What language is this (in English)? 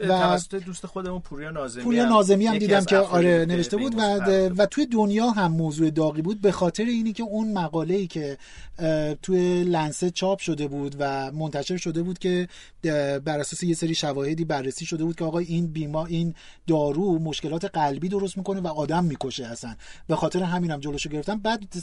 Persian